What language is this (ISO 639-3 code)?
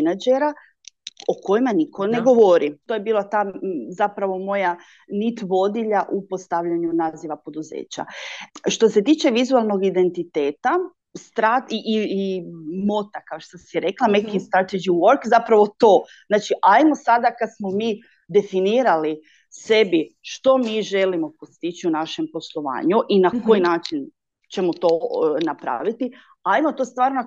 hrv